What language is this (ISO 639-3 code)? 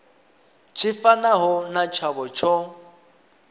ven